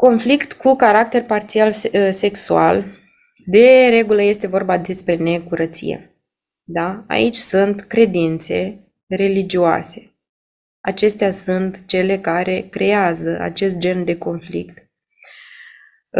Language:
Romanian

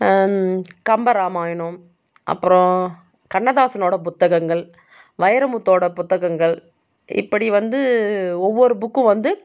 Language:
Tamil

